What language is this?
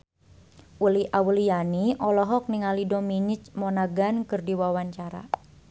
Sundanese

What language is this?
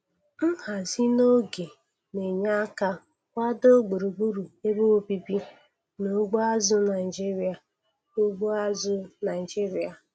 Igbo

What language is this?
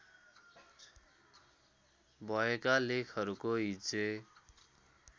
Nepali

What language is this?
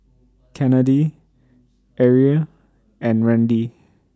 English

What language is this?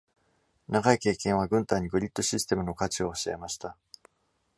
Japanese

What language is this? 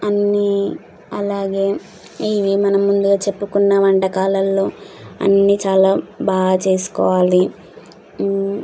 Telugu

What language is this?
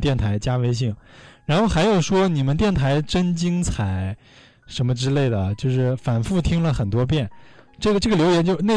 Chinese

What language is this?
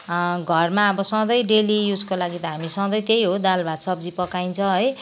Nepali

